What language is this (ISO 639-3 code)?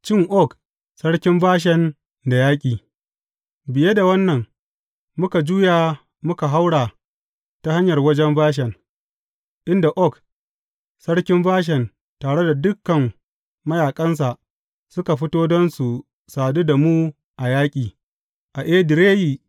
hau